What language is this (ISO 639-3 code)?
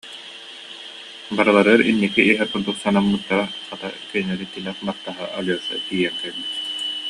sah